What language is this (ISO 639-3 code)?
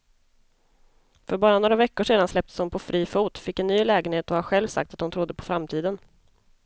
swe